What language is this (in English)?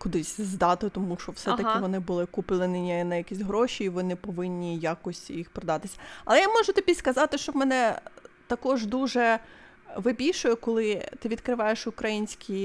Ukrainian